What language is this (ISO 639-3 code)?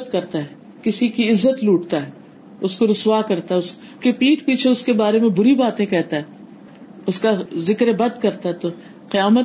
urd